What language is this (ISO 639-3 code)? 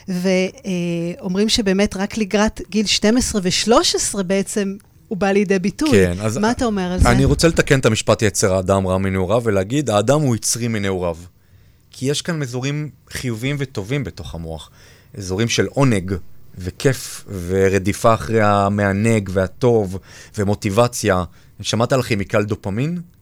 heb